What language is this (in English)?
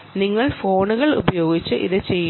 Malayalam